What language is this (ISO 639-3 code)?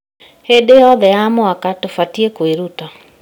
kik